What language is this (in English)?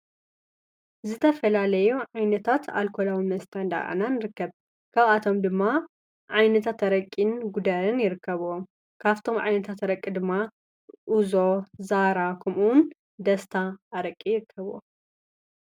Tigrinya